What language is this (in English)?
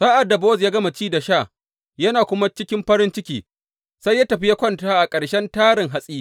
Hausa